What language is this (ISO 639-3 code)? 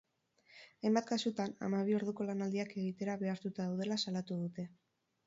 eus